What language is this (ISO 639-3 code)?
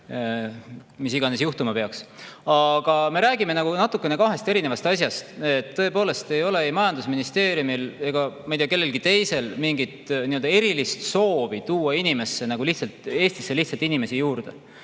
est